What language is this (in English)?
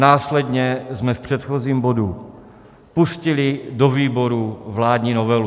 Czech